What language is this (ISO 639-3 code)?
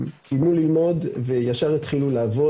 heb